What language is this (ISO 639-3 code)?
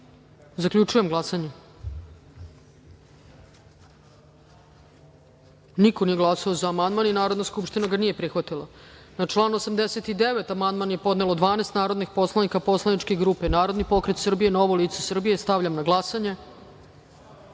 srp